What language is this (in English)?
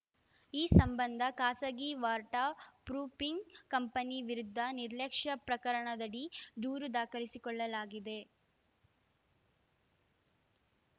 Kannada